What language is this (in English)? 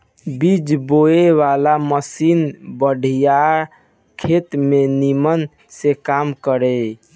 Bhojpuri